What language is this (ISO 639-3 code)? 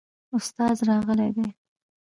pus